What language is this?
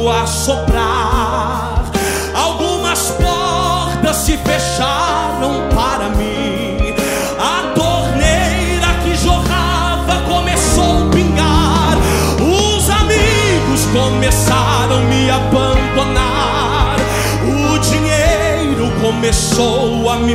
Portuguese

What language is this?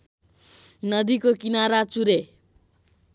Nepali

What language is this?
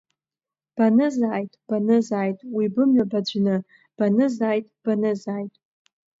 Abkhazian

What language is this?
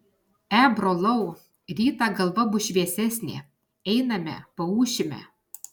Lithuanian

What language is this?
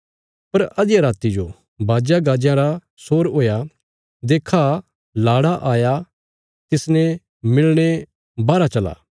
Bilaspuri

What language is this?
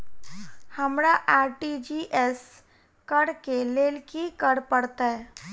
Maithili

